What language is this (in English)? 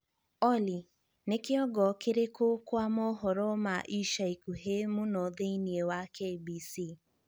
Kikuyu